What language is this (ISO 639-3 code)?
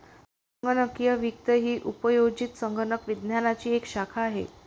mar